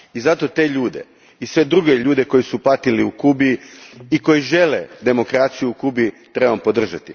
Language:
Croatian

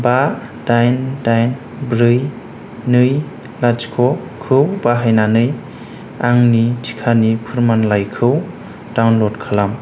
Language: Bodo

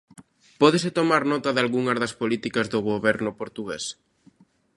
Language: Galician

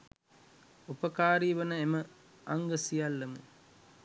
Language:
Sinhala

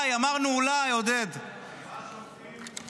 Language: Hebrew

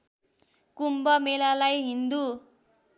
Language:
Nepali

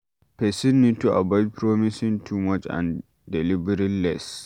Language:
Nigerian Pidgin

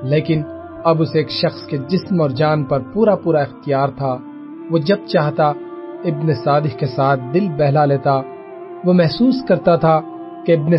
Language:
Urdu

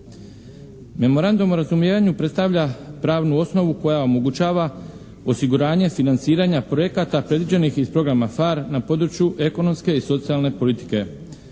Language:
Croatian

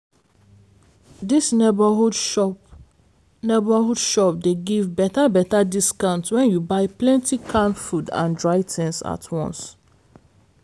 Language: Nigerian Pidgin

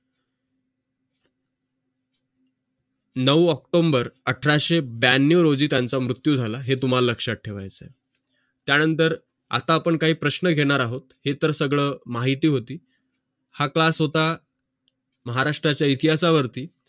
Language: Marathi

